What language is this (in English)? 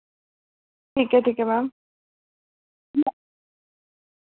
Dogri